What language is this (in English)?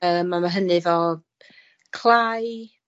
Welsh